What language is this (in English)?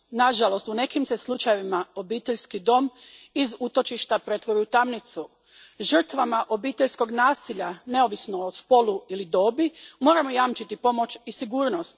Croatian